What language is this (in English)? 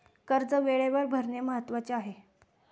Marathi